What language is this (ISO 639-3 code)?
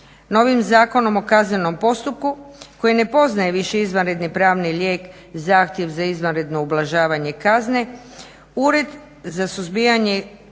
hrv